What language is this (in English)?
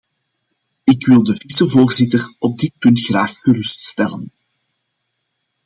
Dutch